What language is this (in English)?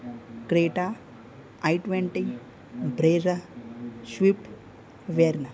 Gujarati